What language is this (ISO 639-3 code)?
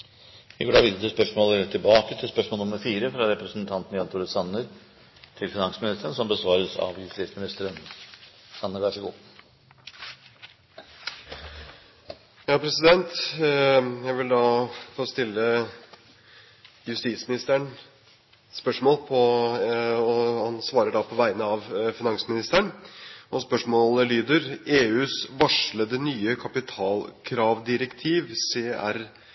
nor